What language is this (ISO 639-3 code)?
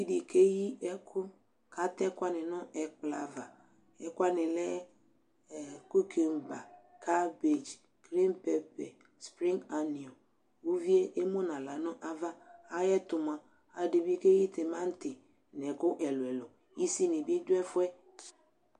kpo